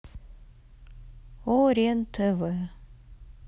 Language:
Russian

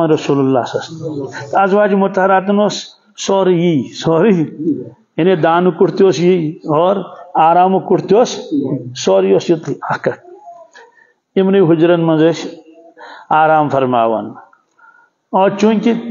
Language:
Arabic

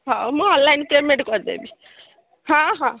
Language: Odia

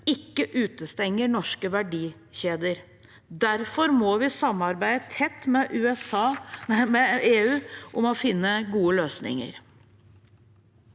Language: Norwegian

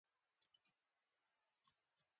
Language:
Pashto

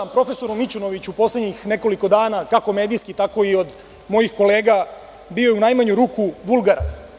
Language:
Serbian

